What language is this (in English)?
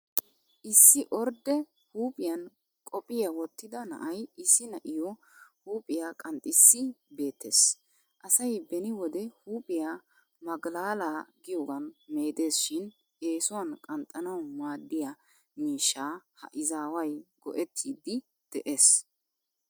Wolaytta